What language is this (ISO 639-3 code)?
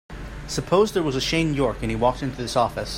eng